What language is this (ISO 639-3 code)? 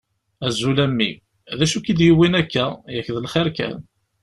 kab